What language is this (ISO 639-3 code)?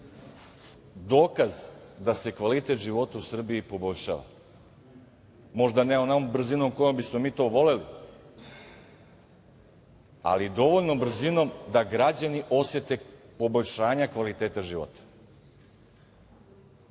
srp